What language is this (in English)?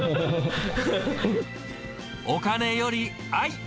Japanese